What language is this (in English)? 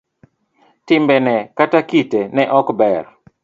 Luo (Kenya and Tanzania)